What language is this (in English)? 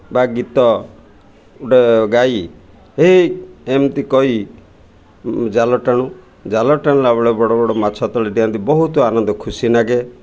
Odia